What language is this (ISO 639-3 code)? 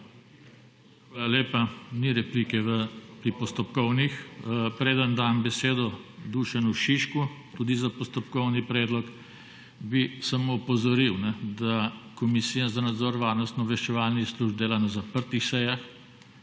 slv